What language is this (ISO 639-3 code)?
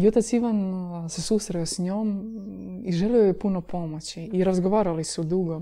hrv